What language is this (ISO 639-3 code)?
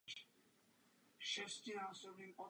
ces